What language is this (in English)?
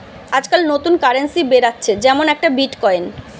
Bangla